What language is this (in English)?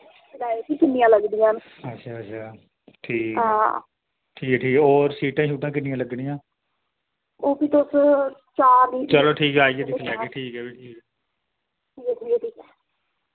Dogri